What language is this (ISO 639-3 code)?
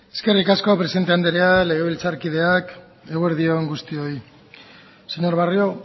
eus